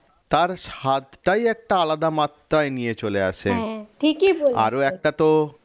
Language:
Bangla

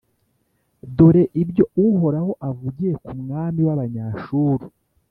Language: Kinyarwanda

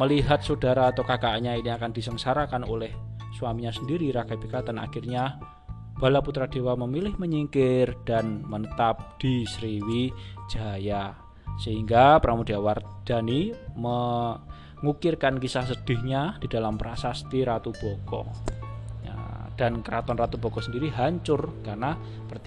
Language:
Indonesian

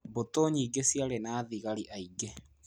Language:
Kikuyu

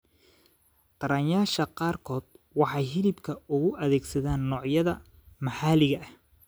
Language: Somali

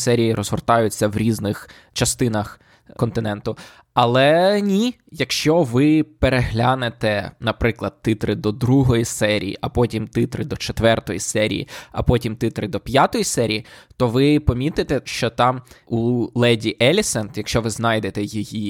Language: Ukrainian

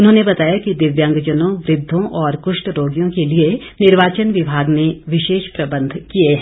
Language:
Hindi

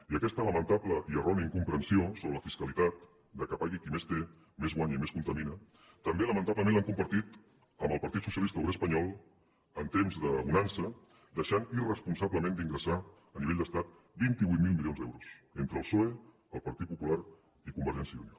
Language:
Catalan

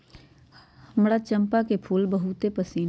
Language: Magahi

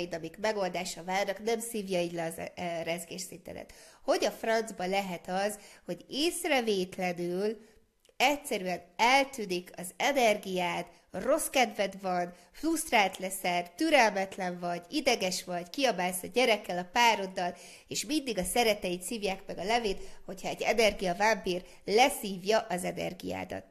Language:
Hungarian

